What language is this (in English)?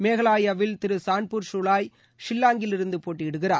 Tamil